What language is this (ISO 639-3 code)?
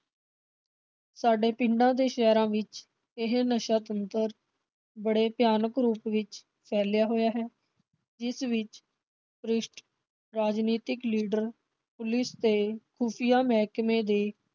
pan